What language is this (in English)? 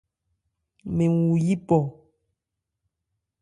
Ebrié